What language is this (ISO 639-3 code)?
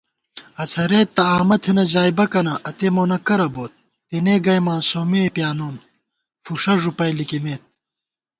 gwt